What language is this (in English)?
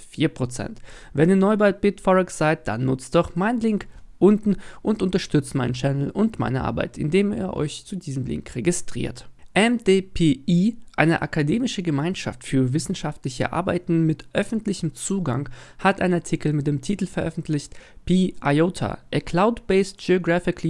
German